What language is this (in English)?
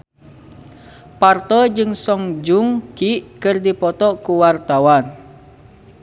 Sundanese